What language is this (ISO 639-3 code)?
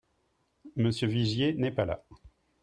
fra